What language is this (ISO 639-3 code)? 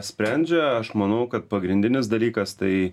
lit